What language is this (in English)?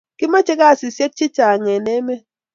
Kalenjin